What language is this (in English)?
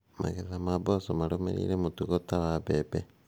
Kikuyu